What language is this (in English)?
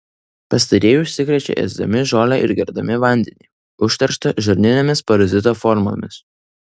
Lithuanian